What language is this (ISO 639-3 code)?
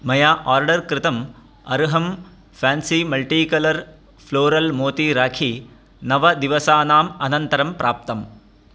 san